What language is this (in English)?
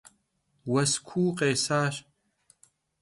Kabardian